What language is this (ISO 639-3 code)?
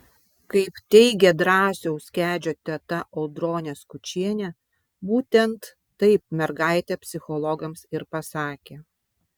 lit